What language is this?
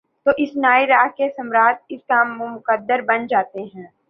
Urdu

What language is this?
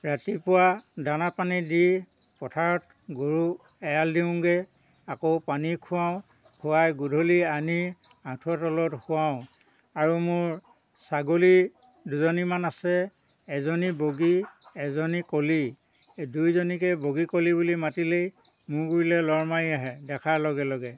Assamese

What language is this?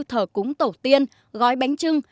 Vietnamese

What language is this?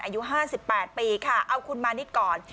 Thai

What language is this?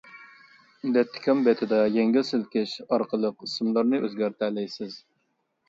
Uyghur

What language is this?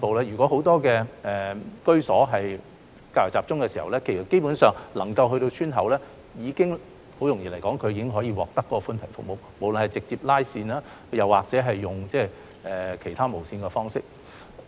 Cantonese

